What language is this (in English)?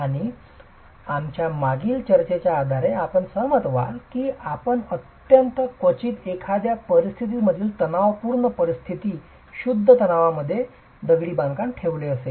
Marathi